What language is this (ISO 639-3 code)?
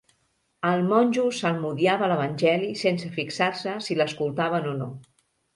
cat